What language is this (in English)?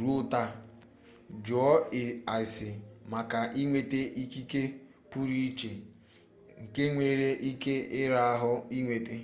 Igbo